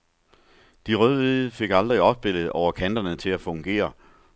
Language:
Danish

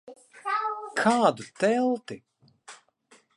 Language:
Latvian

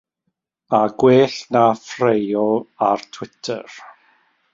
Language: Welsh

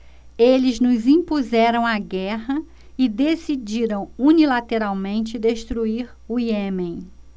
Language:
Portuguese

